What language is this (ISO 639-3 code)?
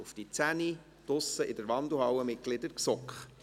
gsw